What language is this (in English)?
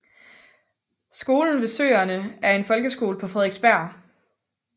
Danish